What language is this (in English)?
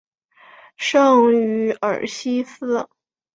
Chinese